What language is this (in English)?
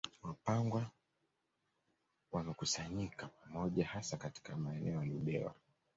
Swahili